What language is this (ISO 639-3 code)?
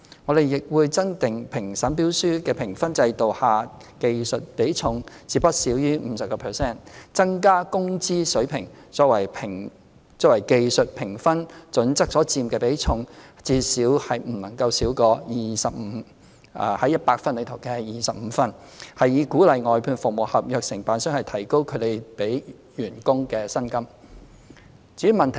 yue